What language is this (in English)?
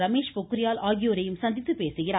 Tamil